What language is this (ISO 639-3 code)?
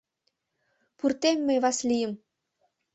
chm